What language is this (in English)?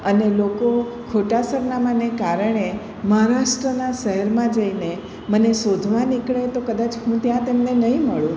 Gujarati